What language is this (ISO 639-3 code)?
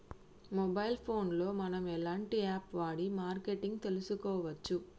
tel